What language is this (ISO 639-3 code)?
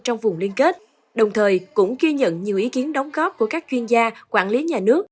vie